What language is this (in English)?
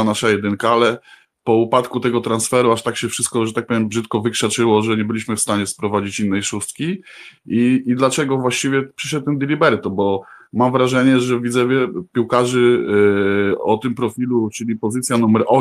Polish